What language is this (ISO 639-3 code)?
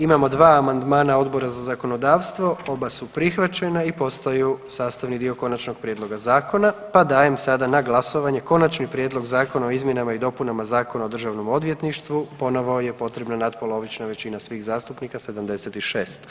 hrv